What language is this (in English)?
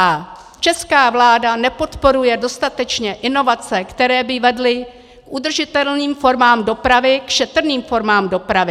Czech